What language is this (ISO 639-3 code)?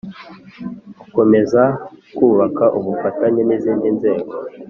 kin